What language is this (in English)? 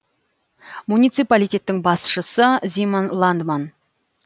Kazakh